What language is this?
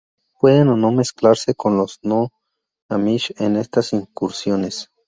Spanish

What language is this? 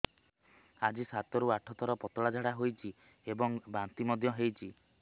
Odia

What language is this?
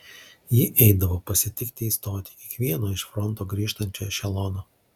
Lithuanian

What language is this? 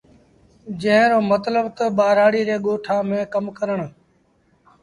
Sindhi Bhil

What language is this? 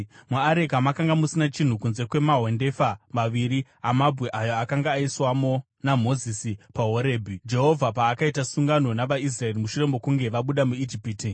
Shona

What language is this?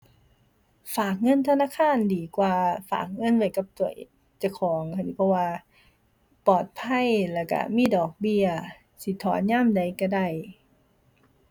Thai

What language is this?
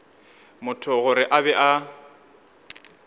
Northern Sotho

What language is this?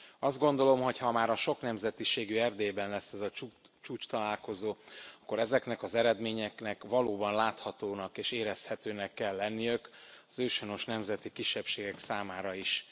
Hungarian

